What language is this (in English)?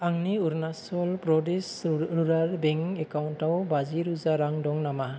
Bodo